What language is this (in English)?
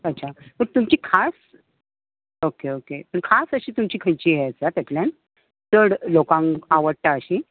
Konkani